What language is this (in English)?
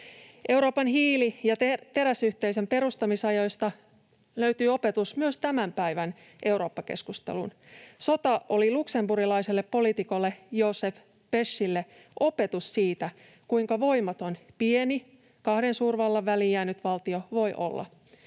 Finnish